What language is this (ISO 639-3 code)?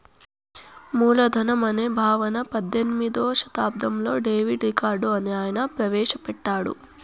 tel